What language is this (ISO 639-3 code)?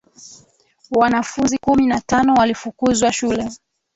swa